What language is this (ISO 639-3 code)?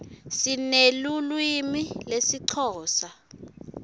ssw